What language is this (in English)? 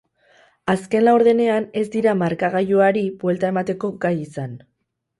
Basque